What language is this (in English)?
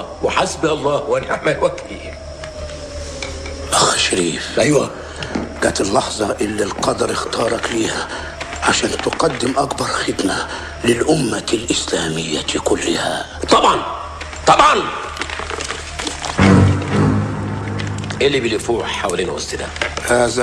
Arabic